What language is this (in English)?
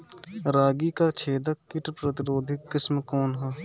Bhojpuri